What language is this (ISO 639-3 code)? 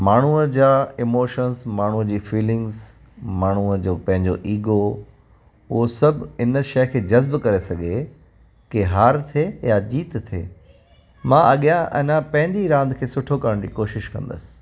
snd